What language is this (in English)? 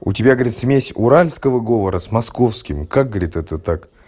Russian